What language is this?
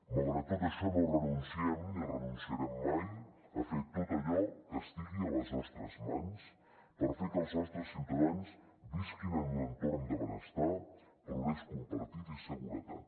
Catalan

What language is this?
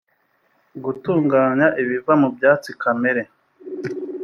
Kinyarwanda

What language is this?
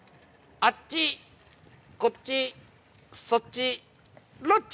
Japanese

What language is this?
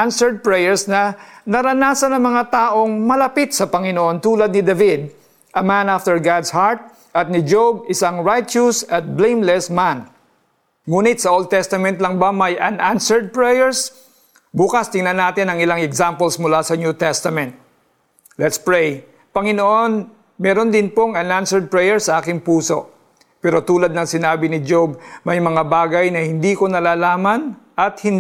Filipino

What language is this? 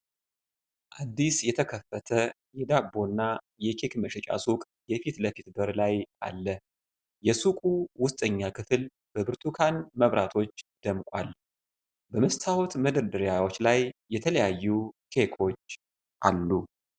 Amharic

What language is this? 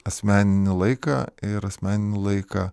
Lithuanian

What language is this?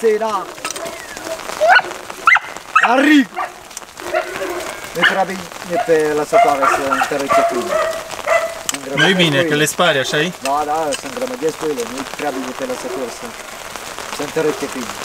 Romanian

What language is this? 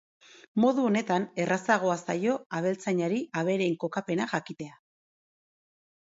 Basque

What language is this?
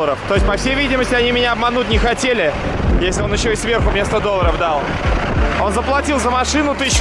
Russian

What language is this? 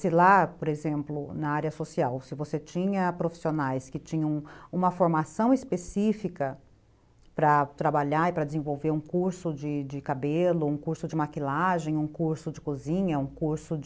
Portuguese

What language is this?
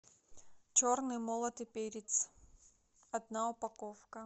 Russian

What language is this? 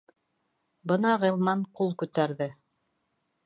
Bashkir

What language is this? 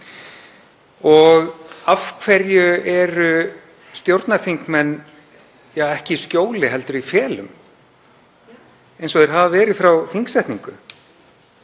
Icelandic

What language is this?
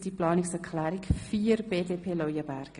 Swiss German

